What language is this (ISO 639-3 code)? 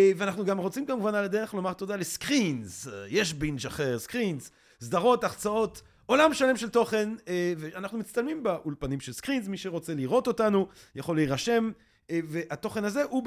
heb